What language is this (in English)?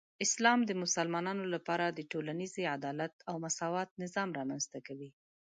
Pashto